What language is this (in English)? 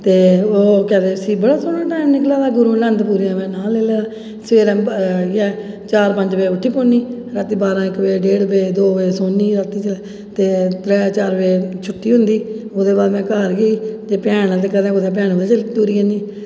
Dogri